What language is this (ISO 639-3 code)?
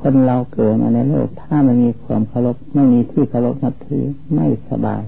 tha